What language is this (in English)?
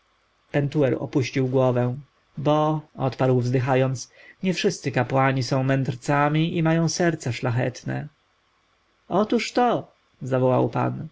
Polish